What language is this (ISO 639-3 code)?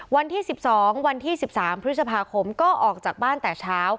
tha